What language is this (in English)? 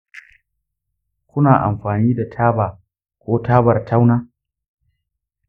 Hausa